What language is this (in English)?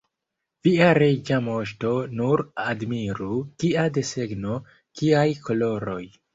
Esperanto